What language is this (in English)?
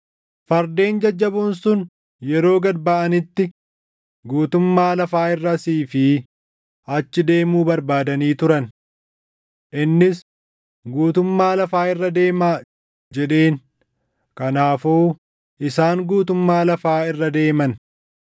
Oromo